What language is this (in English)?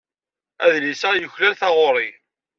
Kabyle